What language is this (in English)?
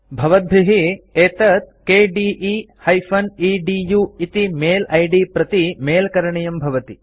Sanskrit